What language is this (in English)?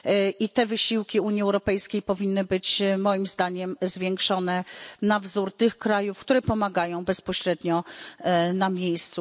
Polish